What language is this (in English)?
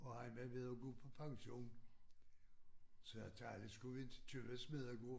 Danish